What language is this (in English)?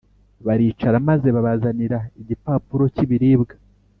Kinyarwanda